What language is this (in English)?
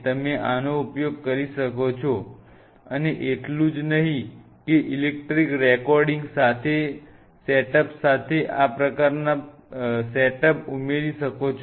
Gujarati